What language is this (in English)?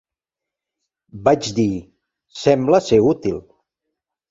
Catalan